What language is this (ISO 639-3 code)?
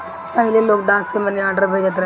bho